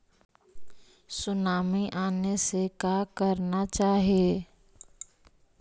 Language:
Magahi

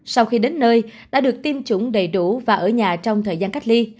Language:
Vietnamese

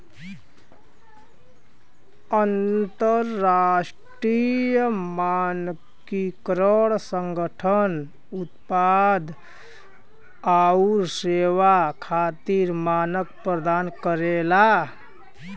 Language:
Bhojpuri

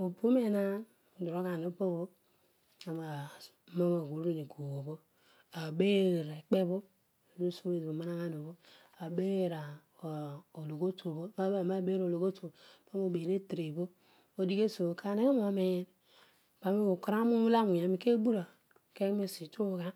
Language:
Odual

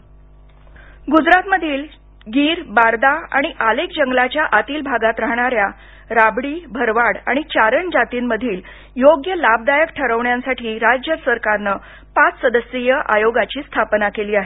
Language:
Marathi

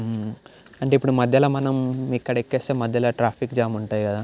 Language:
Telugu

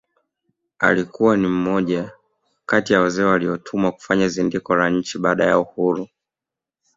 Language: Swahili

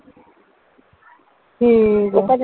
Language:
Punjabi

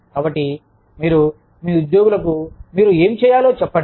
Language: Telugu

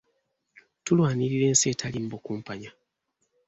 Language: Ganda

